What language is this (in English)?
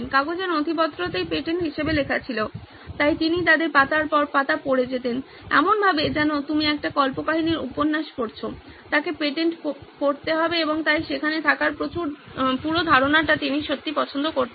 Bangla